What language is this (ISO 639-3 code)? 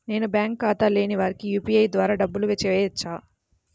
tel